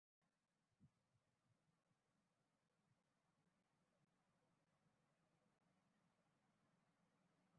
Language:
Arabic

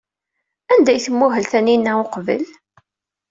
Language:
Kabyle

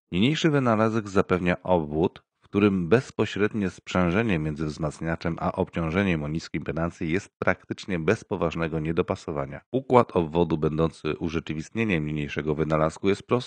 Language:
Polish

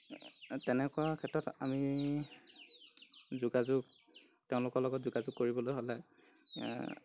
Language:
Assamese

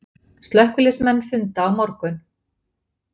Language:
Icelandic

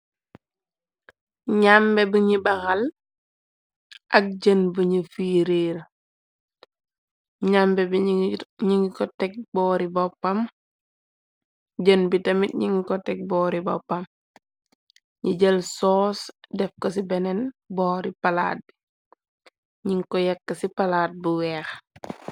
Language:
Wolof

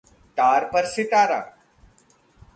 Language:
Hindi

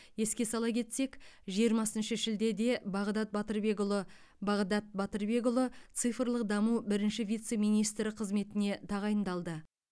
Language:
Kazakh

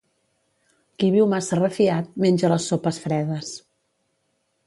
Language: Catalan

